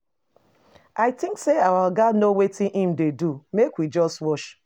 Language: Nigerian Pidgin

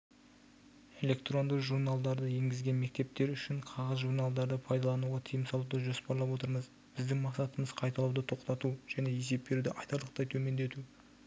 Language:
Kazakh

